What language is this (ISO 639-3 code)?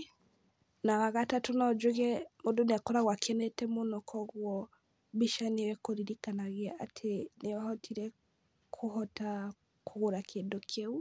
kik